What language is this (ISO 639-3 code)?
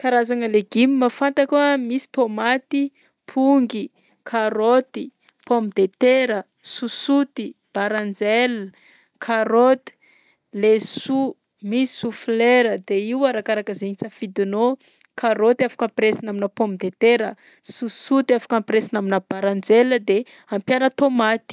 bzc